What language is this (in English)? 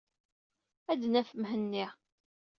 Kabyle